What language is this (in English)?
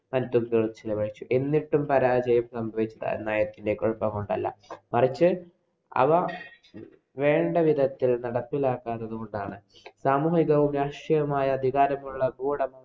Malayalam